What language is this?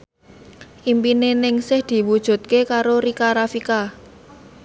Javanese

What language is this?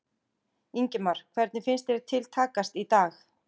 Icelandic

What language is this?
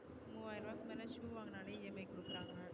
Tamil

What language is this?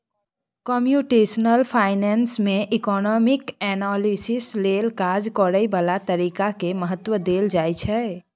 Maithili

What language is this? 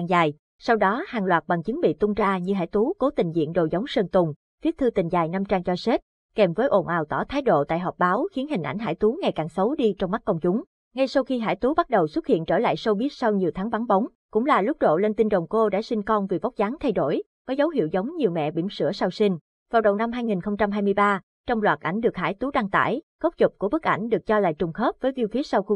Vietnamese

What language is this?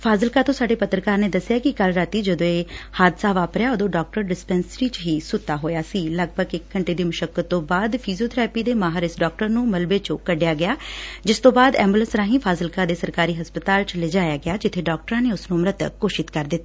Punjabi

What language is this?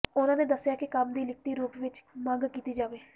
Punjabi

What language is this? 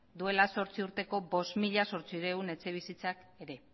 Basque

